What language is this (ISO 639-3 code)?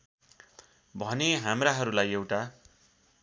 nep